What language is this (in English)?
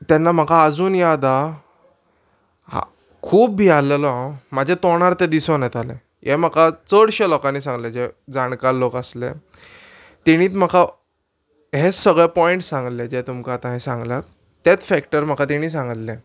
Konkani